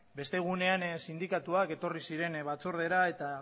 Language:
Basque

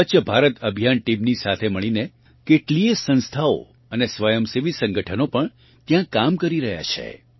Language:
Gujarati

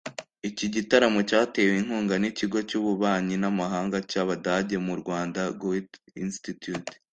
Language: Kinyarwanda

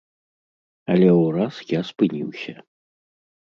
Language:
Belarusian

